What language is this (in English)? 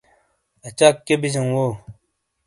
Shina